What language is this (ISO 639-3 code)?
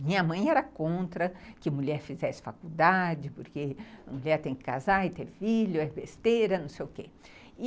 por